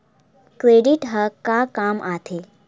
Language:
Chhattisgarhi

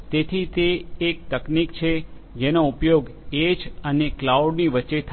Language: Gujarati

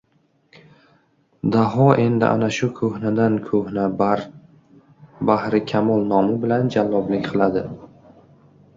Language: Uzbek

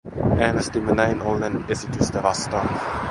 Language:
Finnish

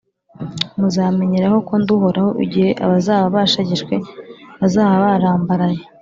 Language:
Kinyarwanda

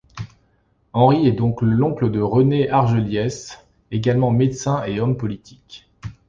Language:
French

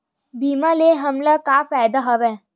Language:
Chhattisgarhi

